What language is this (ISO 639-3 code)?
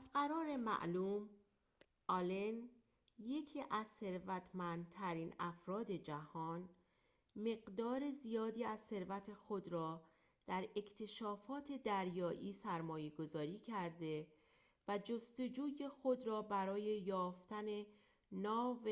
fas